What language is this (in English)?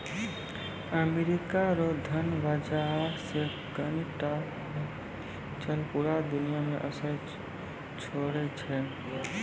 Maithili